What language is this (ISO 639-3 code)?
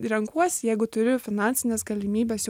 lit